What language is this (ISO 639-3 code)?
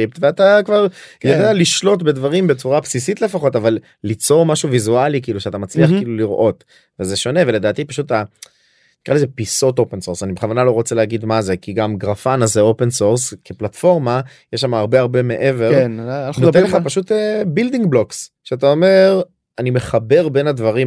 heb